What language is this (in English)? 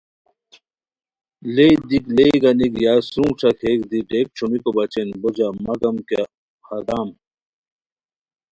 Khowar